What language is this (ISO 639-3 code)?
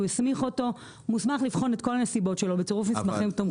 heb